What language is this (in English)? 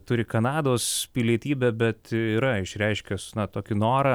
Lithuanian